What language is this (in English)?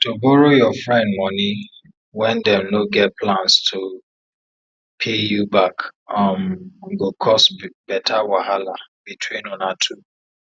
Nigerian Pidgin